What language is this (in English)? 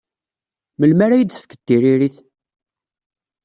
Kabyle